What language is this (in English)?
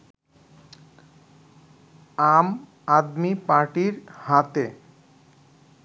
Bangla